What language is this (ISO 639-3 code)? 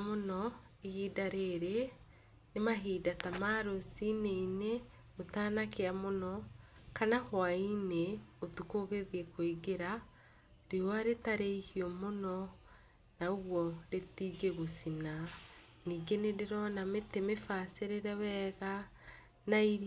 kik